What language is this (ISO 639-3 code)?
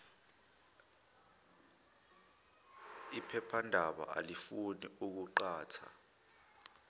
zul